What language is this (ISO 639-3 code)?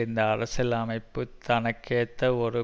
tam